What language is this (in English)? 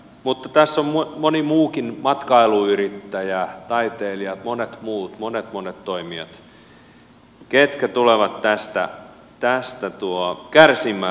Finnish